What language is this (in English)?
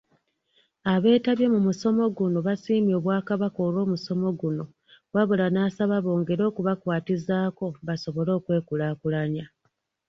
Ganda